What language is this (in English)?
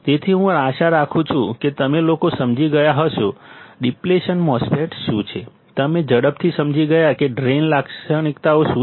Gujarati